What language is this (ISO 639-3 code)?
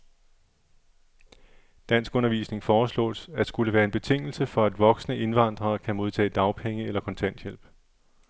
dan